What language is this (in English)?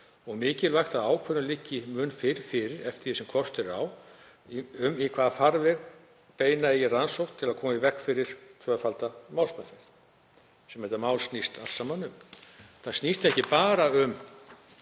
Icelandic